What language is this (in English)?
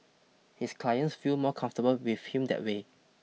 English